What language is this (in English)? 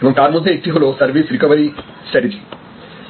Bangla